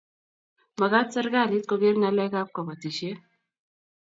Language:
Kalenjin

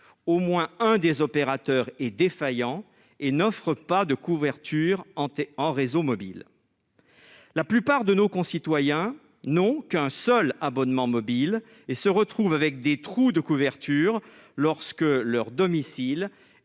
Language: French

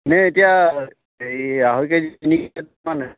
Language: Assamese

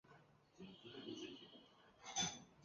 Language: Chinese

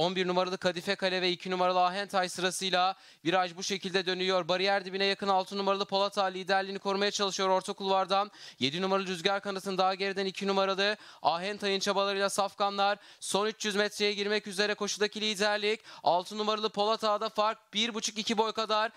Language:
Turkish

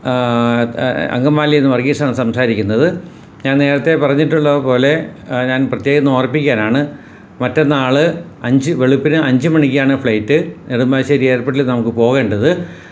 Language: Malayalam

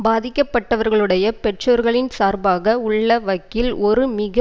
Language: Tamil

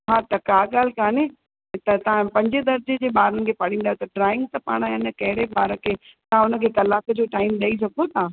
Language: Sindhi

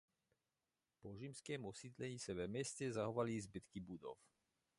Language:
Czech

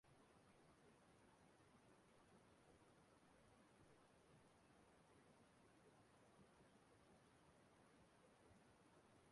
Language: Igbo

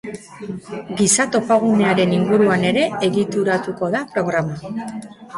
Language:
Basque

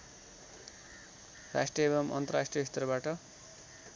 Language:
Nepali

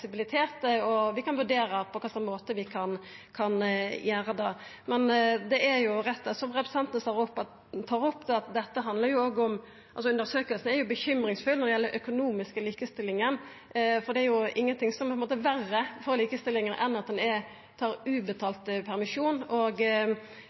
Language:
Norwegian Nynorsk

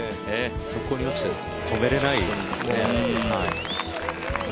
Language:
Japanese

